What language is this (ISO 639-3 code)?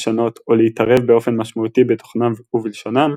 heb